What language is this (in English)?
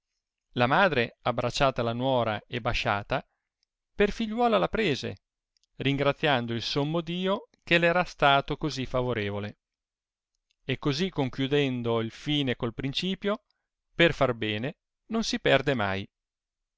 Italian